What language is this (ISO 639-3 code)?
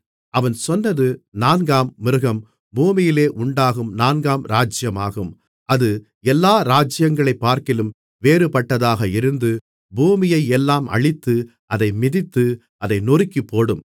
tam